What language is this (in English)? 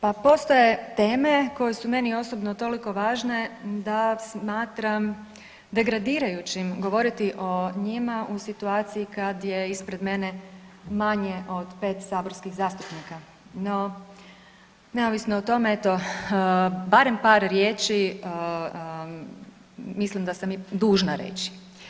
Croatian